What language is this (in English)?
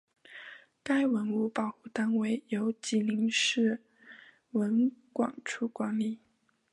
Chinese